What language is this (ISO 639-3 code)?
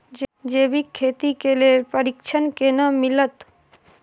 mai